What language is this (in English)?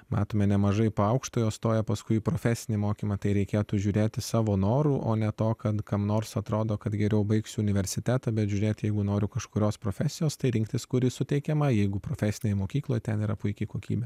Lithuanian